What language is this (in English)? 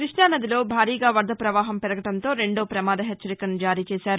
Telugu